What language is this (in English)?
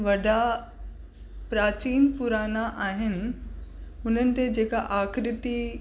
Sindhi